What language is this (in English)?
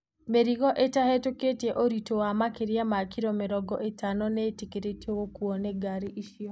Kikuyu